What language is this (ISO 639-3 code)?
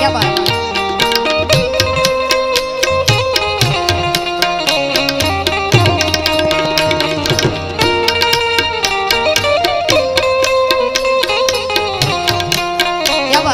hin